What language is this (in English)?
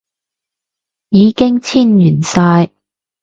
Cantonese